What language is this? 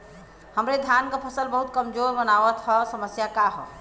Bhojpuri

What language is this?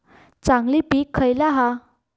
Marathi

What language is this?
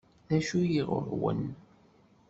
Kabyle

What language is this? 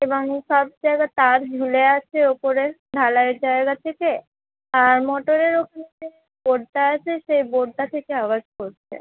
Bangla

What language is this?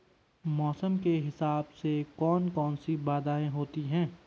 Hindi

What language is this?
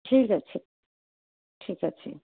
Odia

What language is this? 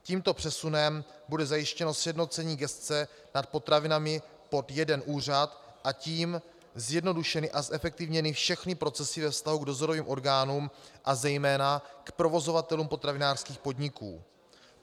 Czech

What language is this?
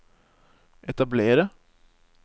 Norwegian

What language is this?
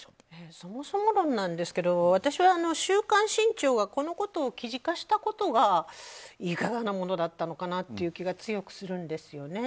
Japanese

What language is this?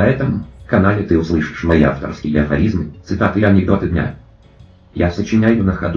Russian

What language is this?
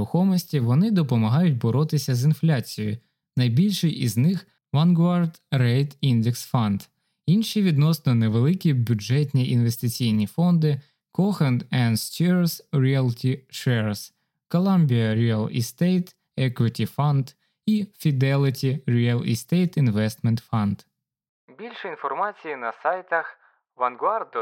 Ukrainian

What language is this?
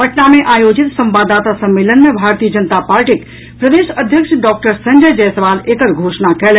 Maithili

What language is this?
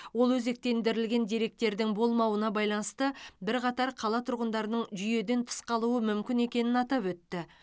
Kazakh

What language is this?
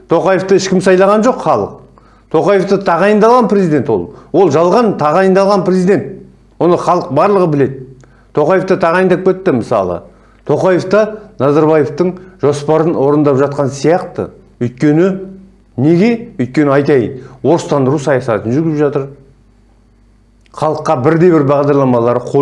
Turkish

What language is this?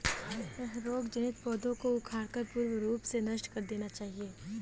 Hindi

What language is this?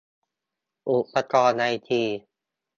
Thai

